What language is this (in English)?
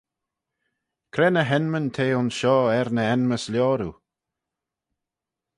Manx